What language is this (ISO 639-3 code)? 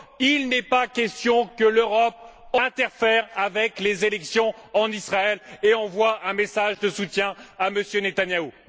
fra